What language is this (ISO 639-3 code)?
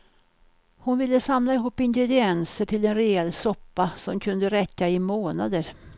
swe